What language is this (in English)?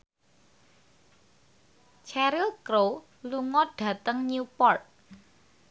Javanese